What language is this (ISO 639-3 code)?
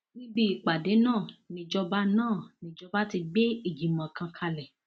yor